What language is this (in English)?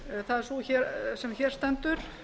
Icelandic